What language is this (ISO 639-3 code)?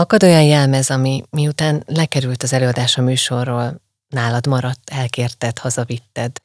hun